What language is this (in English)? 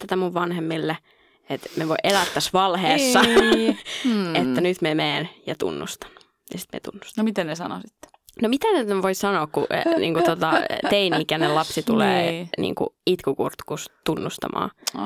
Finnish